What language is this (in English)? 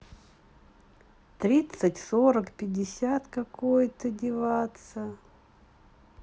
Russian